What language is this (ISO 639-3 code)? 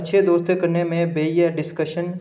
doi